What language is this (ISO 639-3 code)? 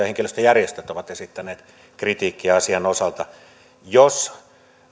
fin